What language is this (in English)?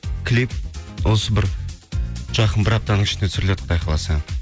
Kazakh